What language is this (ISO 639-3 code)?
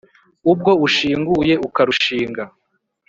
kin